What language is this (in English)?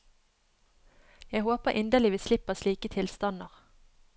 Norwegian